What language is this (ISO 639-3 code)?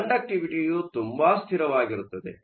kan